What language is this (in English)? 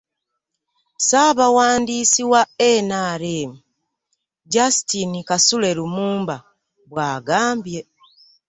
Ganda